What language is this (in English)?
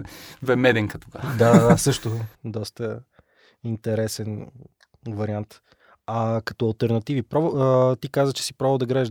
Bulgarian